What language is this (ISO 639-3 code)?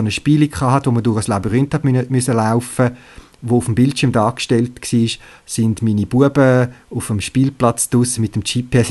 deu